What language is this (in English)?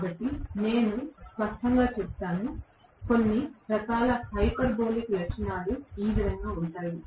Telugu